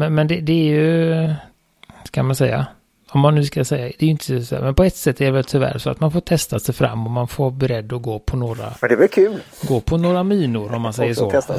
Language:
Swedish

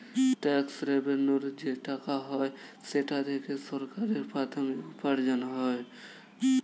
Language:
Bangla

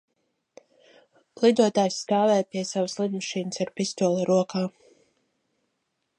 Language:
Latvian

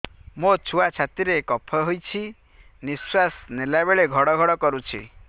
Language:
Odia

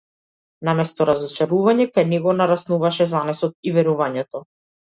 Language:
Macedonian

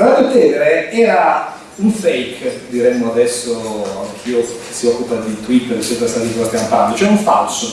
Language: Italian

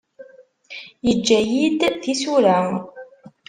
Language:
Kabyle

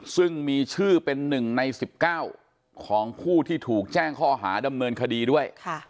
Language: Thai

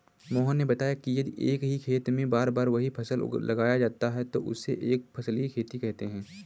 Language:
Hindi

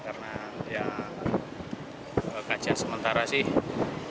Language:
Indonesian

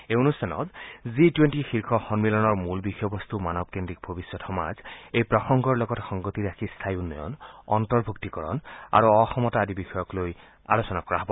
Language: Assamese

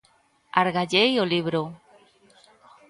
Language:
Galician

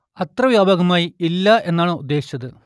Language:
Malayalam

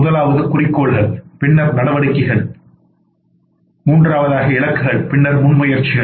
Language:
Tamil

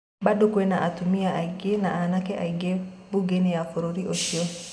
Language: Kikuyu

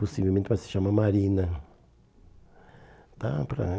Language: Portuguese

